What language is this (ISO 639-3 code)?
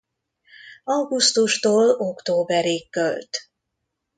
hun